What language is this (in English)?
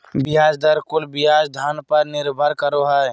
Magahi